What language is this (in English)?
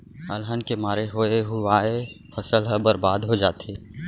Chhattisgarhi